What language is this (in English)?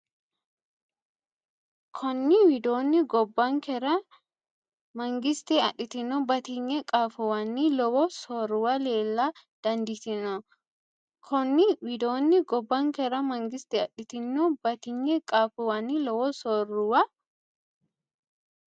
Sidamo